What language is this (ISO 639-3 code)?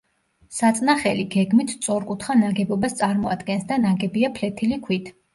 kat